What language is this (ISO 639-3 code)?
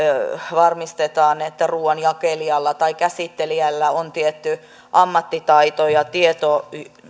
fin